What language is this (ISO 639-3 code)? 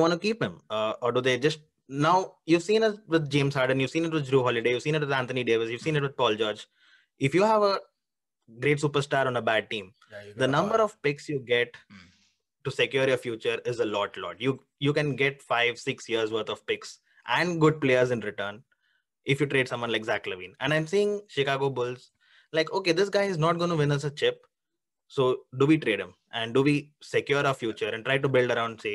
eng